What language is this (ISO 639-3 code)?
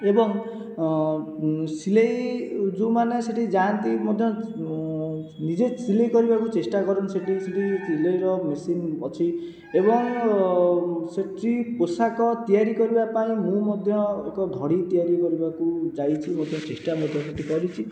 ori